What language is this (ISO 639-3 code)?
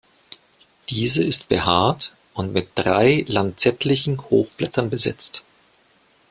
deu